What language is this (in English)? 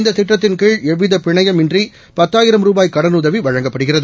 Tamil